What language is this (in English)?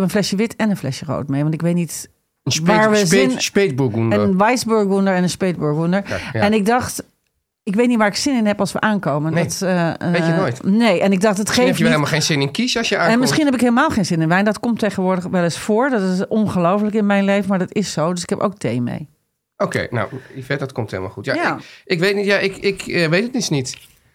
Dutch